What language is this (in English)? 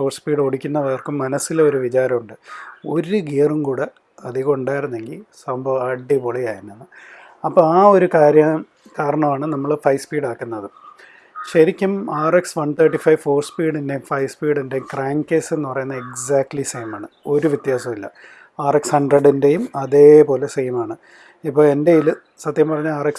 English